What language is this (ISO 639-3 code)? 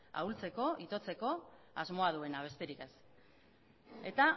eus